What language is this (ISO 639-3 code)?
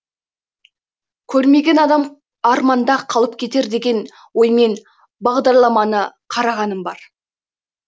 kaz